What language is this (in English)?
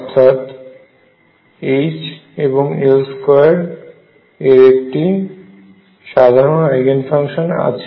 Bangla